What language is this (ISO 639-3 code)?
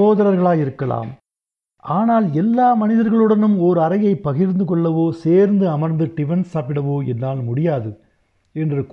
tam